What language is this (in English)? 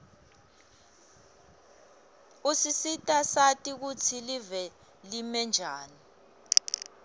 Swati